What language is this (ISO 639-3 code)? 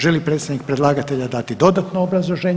hrv